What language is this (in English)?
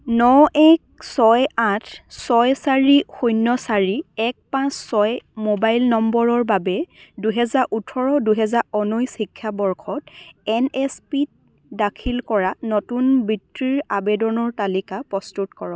Assamese